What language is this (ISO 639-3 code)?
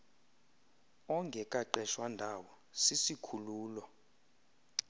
xho